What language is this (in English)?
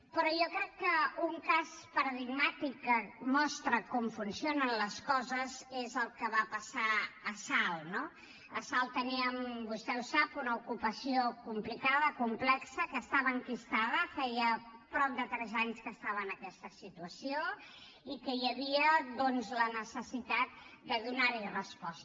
Catalan